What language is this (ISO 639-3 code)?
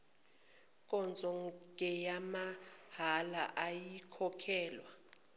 zul